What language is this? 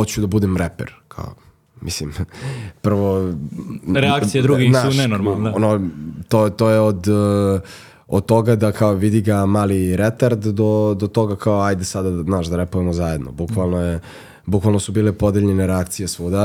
Croatian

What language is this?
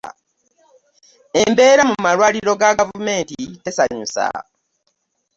Ganda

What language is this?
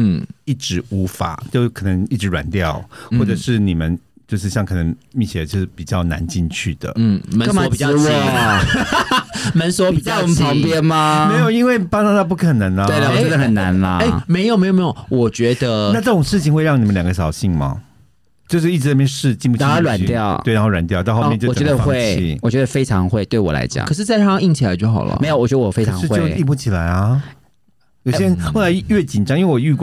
Chinese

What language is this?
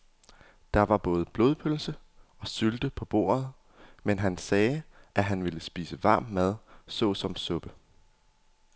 Danish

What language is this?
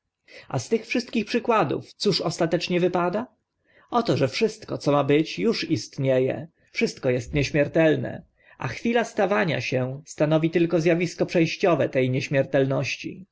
Polish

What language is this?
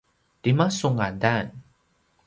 Paiwan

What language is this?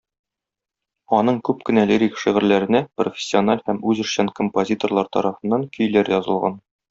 Tatar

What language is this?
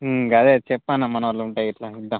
Telugu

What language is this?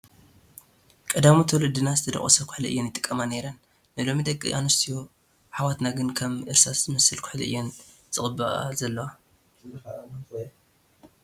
Tigrinya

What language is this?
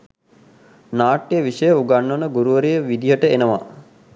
Sinhala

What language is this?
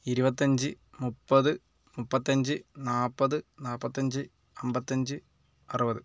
Malayalam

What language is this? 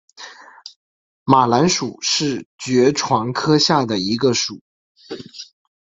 Chinese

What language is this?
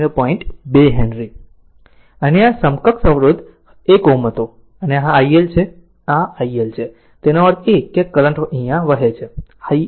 Gujarati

